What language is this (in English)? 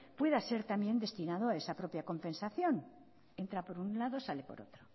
Spanish